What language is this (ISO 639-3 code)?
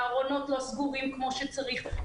heb